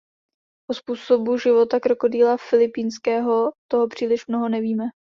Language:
Czech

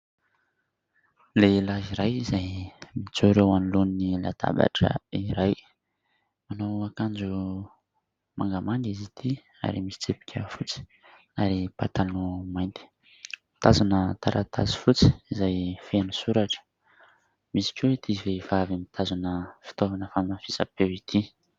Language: Malagasy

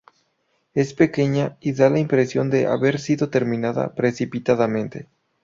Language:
Spanish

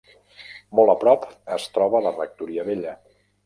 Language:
Catalan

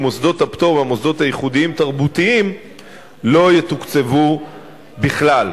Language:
Hebrew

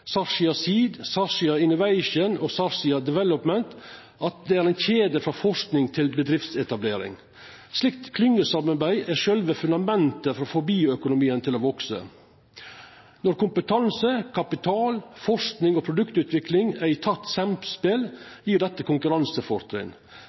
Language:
Norwegian Nynorsk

